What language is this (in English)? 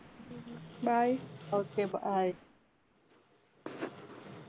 Punjabi